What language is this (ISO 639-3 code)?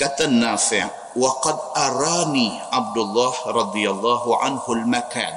msa